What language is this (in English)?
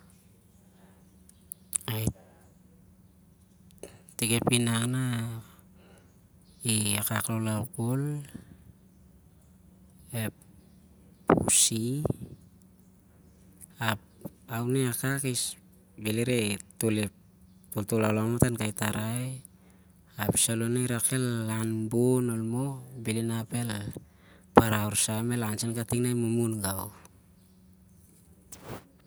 Siar-Lak